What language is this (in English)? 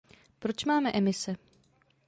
Czech